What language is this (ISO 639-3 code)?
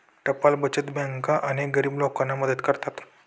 mar